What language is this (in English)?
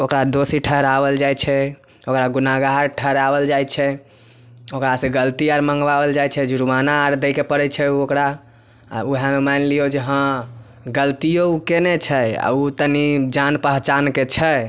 Maithili